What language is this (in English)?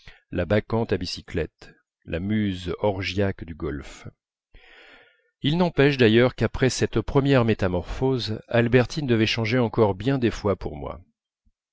French